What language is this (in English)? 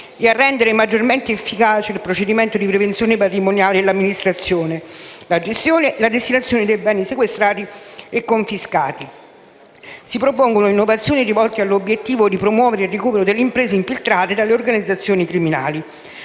Italian